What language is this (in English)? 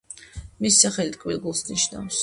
Georgian